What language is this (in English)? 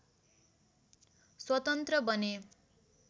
Nepali